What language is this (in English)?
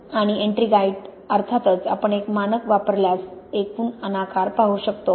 Marathi